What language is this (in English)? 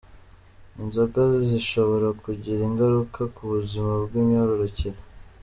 Kinyarwanda